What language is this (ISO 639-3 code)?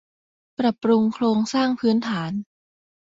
tha